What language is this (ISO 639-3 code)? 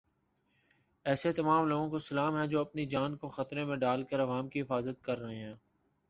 urd